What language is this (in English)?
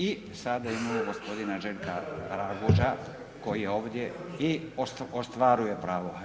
Croatian